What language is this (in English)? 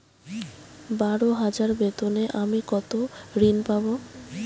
Bangla